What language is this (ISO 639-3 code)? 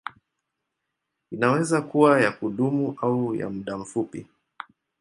swa